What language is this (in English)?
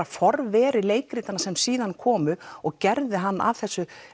Icelandic